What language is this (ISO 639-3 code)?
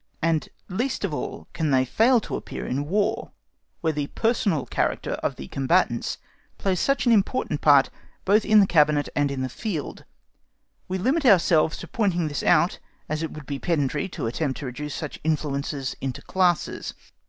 eng